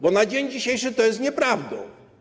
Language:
Polish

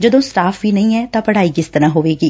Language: Punjabi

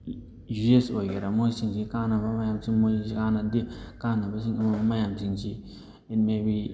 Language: Manipuri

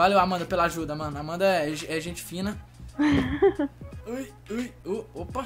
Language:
Portuguese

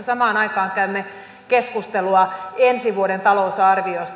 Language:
Finnish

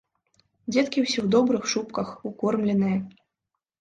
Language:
Belarusian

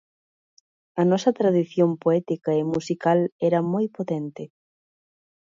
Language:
Galician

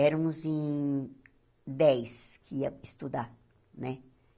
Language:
Portuguese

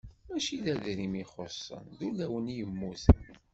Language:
Kabyle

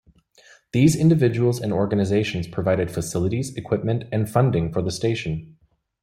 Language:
English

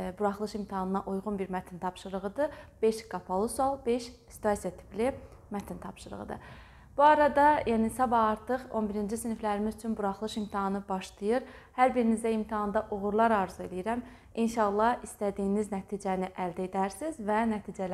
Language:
Turkish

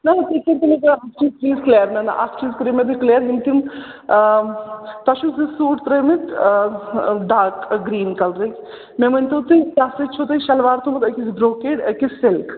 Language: Kashmiri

